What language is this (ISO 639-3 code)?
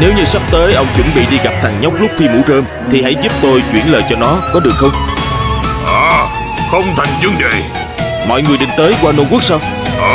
vie